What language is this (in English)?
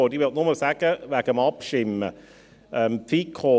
Swiss German